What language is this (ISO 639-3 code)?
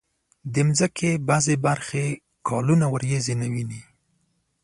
pus